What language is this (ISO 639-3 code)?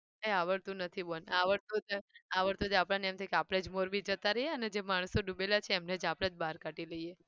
guj